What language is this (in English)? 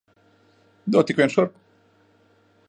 Latvian